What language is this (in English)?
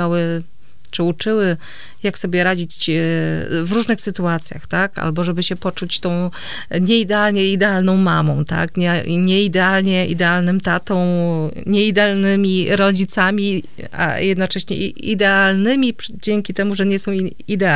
Polish